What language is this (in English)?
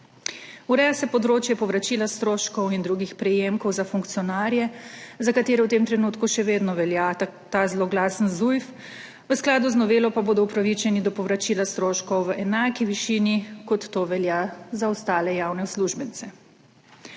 Slovenian